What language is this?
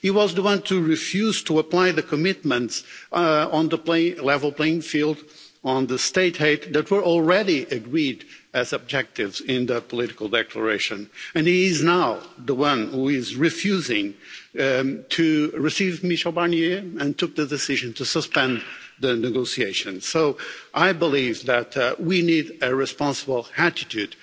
English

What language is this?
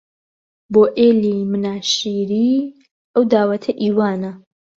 Central Kurdish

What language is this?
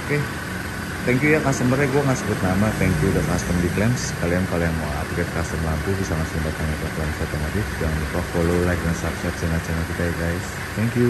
Indonesian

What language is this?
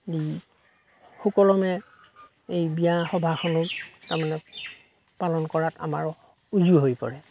Assamese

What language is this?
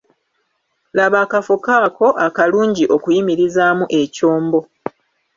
Ganda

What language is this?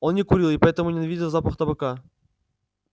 Russian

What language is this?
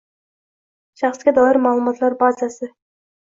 Uzbek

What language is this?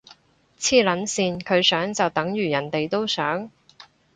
Cantonese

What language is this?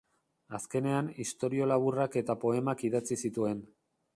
Basque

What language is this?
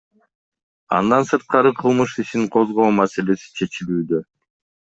Kyrgyz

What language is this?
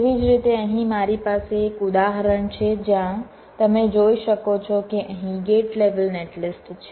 Gujarati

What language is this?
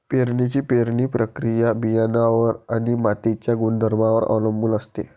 Marathi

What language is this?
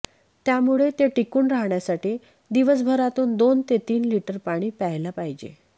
Marathi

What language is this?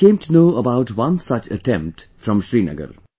English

